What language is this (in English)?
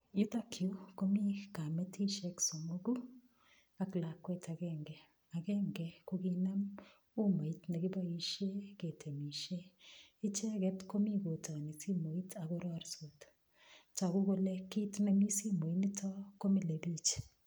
Kalenjin